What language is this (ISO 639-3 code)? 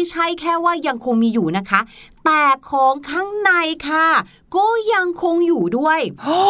tha